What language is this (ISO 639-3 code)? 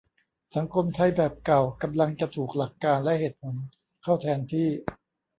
tha